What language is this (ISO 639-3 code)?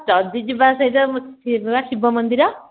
ori